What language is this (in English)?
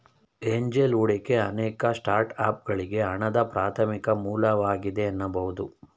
Kannada